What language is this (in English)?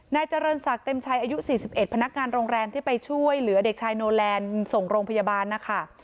Thai